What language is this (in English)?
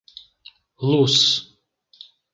Portuguese